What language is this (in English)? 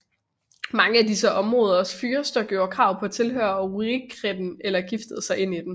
Danish